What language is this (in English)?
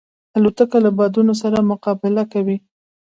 Pashto